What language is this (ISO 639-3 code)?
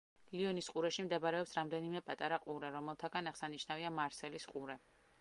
kat